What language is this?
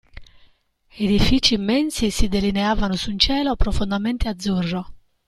Italian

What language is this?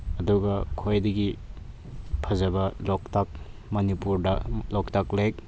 Manipuri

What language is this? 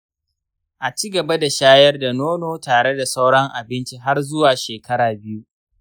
Hausa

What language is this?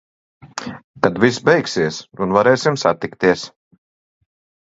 Latvian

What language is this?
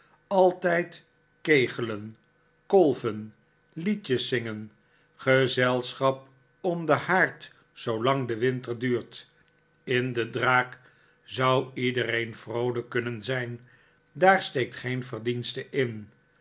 Dutch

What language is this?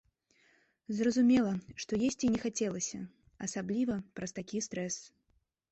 Belarusian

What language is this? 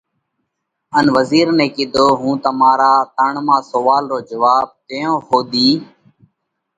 Parkari Koli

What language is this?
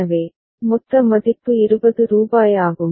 Tamil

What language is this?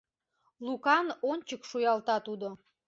Mari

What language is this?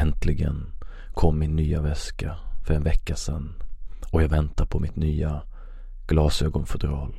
Swedish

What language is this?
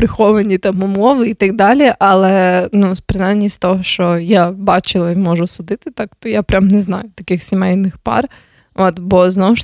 Ukrainian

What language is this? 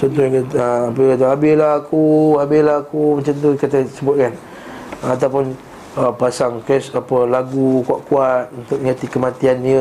Malay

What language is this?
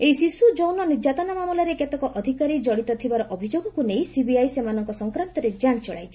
Odia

